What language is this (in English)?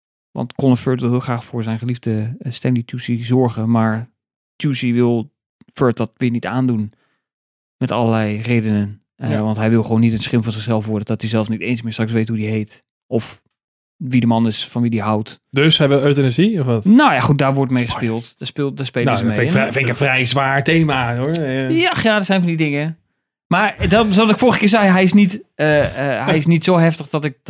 Dutch